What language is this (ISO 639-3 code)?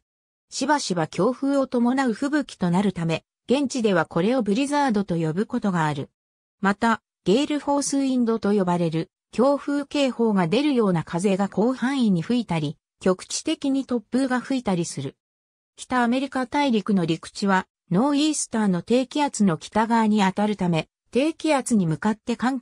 jpn